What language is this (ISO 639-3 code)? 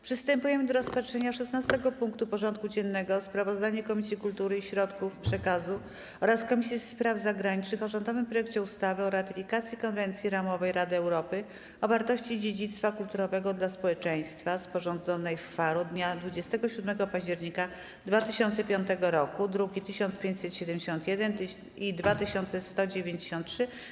pol